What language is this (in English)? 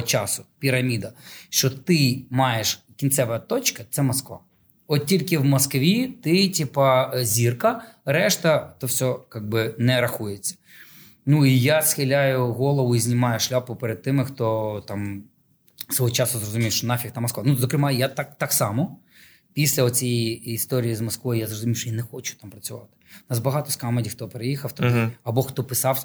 Ukrainian